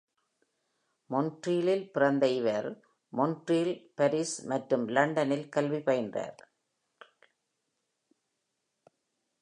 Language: Tamil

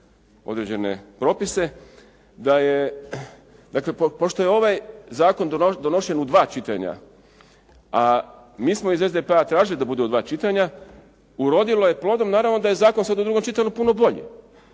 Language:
Croatian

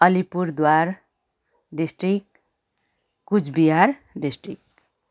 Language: Nepali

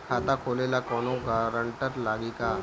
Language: Bhojpuri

